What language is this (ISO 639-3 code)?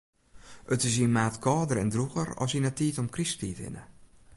fry